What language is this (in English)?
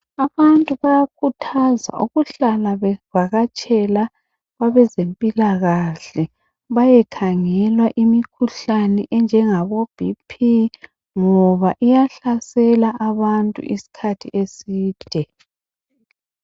North Ndebele